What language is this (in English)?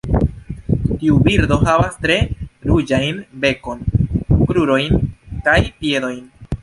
Esperanto